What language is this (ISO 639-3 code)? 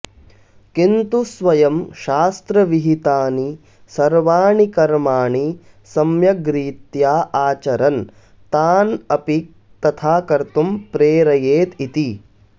san